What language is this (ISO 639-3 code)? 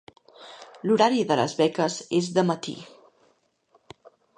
cat